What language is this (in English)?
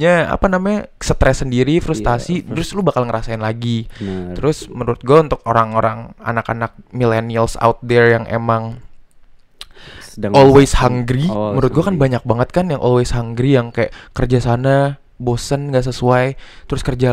Indonesian